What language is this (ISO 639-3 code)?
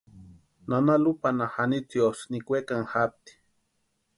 pua